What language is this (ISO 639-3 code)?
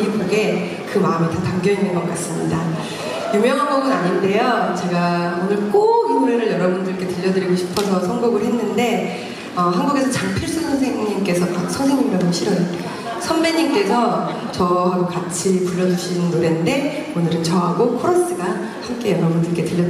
kor